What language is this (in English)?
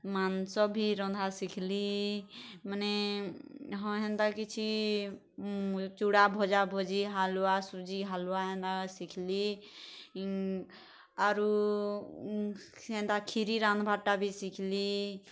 Odia